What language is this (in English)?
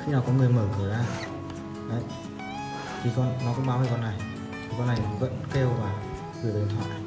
Vietnamese